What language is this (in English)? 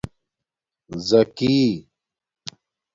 Domaaki